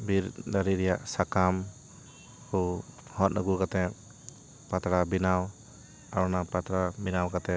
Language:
Santali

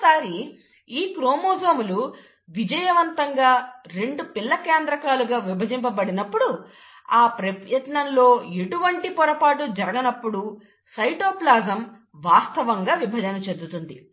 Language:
Telugu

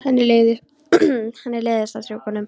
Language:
Icelandic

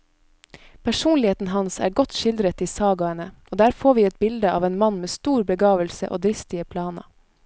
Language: Norwegian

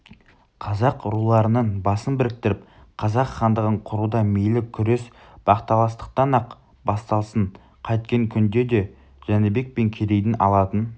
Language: Kazakh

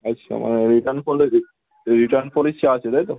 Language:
Bangla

